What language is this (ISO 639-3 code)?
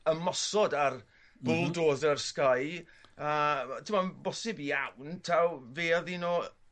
cym